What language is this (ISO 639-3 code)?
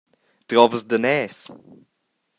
roh